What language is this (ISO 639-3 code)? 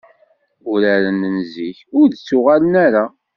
kab